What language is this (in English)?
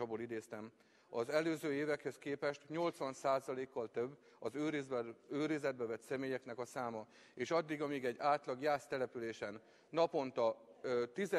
Hungarian